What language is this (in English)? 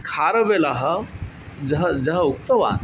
Sanskrit